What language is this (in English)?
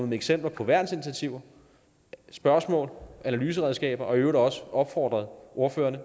Danish